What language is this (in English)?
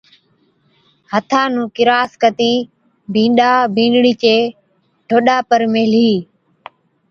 Od